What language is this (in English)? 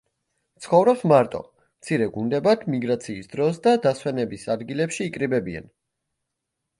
Georgian